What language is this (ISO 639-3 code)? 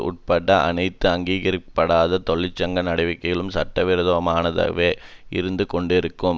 tam